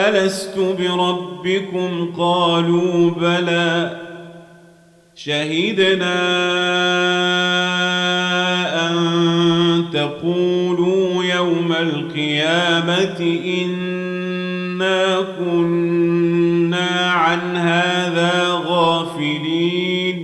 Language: Arabic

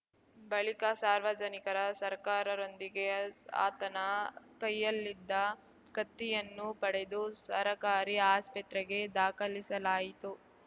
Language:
Kannada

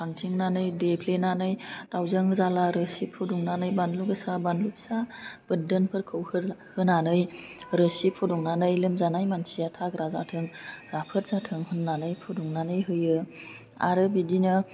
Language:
Bodo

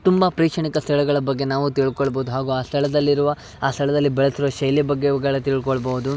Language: Kannada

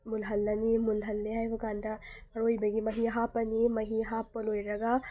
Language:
Manipuri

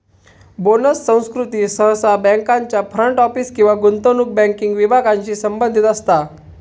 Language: Marathi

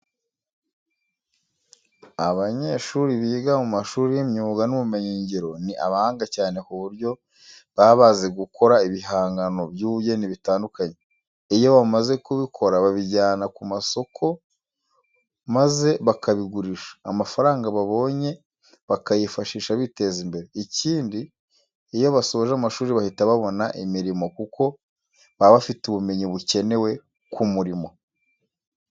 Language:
Kinyarwanda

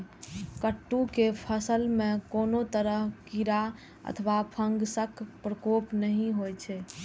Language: Maithili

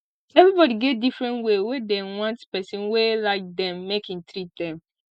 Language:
Nigerian Pidgin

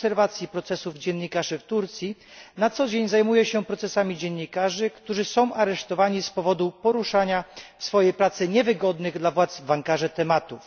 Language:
Polish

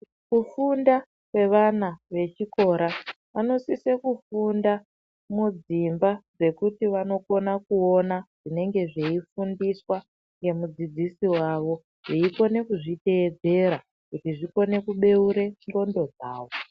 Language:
Ndau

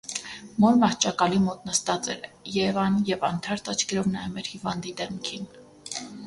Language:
Armenian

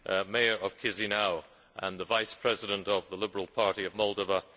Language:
English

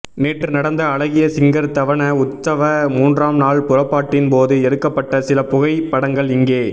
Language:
Tamil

